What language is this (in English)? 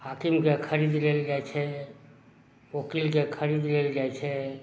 Maithili